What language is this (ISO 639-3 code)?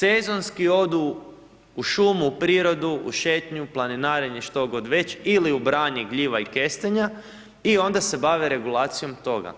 hrv